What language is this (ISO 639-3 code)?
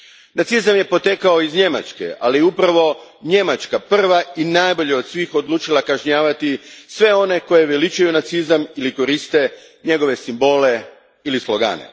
hrv